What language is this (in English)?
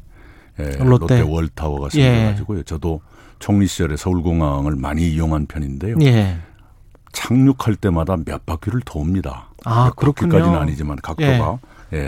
Korean